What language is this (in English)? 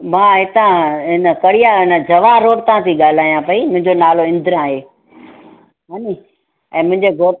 Sindhi